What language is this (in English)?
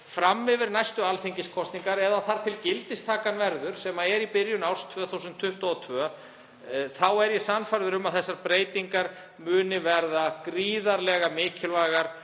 Icelandic